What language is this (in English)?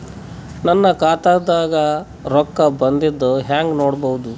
Kannada